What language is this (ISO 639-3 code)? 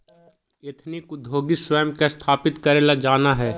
mag